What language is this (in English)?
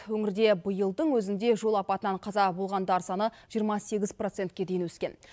Kazakh